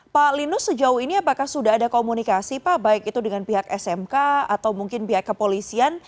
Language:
Indonesian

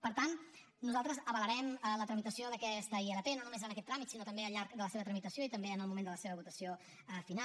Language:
Catalan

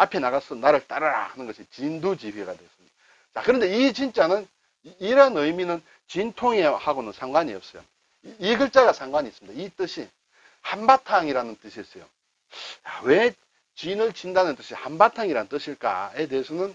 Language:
Korean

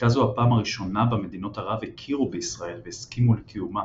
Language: Hebrew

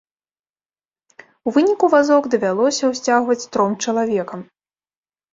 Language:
Belarusian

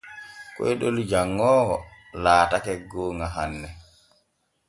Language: Borgu Fulfulde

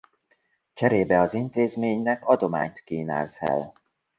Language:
Hungarian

